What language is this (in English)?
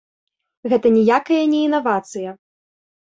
Belarusian